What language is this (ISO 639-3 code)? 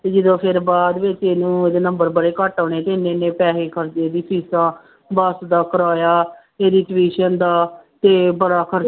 pan